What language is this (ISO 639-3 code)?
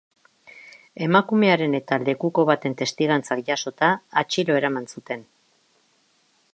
eus